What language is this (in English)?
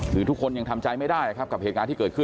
Thai